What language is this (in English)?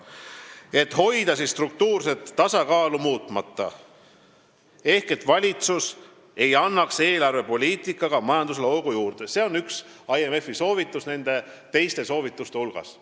Estonian